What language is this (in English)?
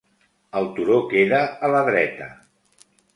Catalan